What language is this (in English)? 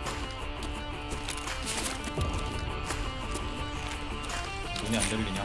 Korean